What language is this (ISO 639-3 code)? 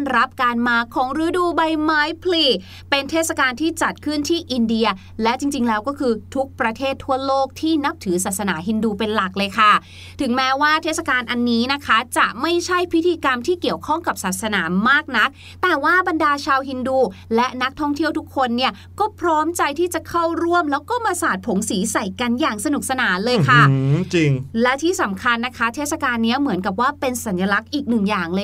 tha